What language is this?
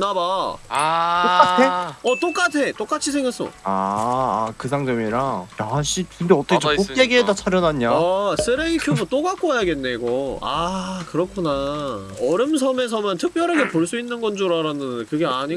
Korean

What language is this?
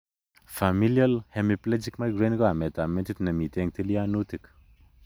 Kalenjin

